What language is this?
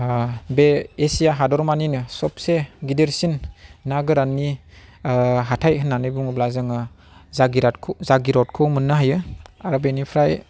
Bodo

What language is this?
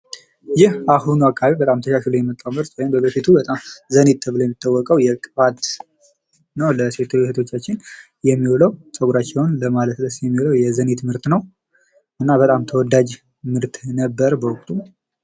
Amharic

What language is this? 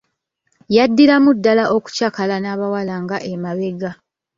Ganda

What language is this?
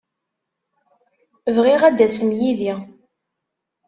Kabyle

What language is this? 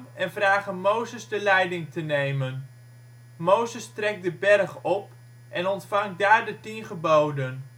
Dutch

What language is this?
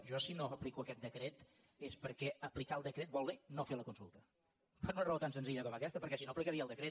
Catalan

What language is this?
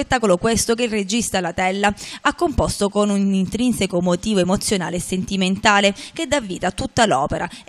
Italian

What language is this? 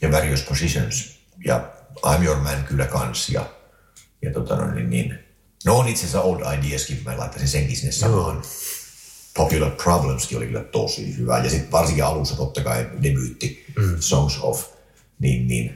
Finnish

